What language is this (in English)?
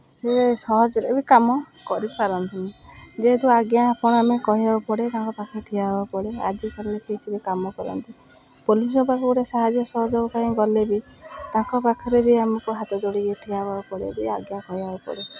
Odia